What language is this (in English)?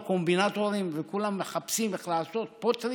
Hebrew